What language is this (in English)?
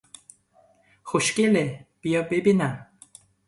Persian